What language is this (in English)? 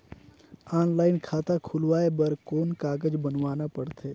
Chhattisgarhi